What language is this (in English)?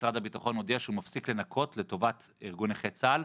Hebrew